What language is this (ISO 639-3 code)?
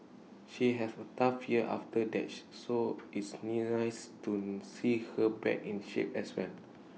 eng